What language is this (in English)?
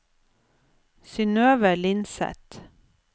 Norwegian